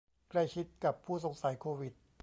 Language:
Thai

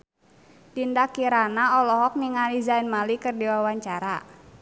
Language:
Sundanese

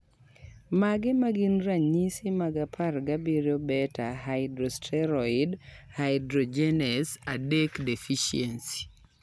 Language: Luo (Kenya and Tanzania)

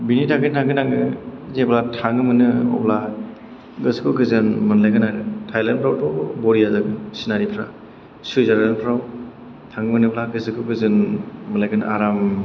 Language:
Bodo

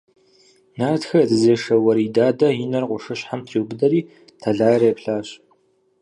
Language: Kabardian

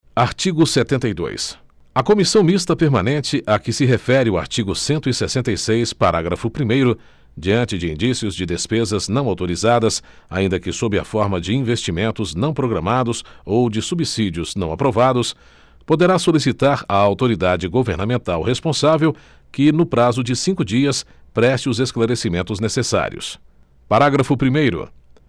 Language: Portuguese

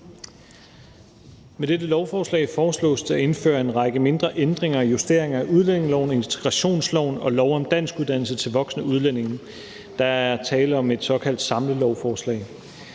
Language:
Danish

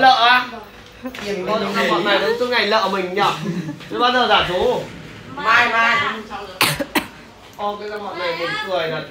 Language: Vietnamese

